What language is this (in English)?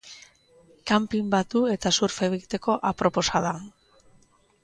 Basque